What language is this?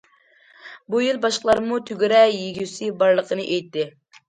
Uyghur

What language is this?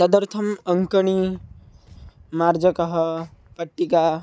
Sanskrit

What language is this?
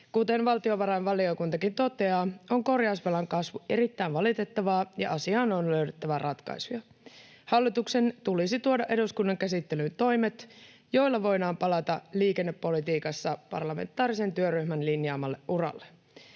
Finnish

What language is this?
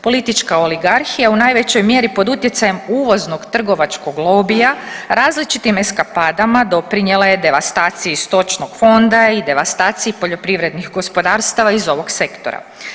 Croatian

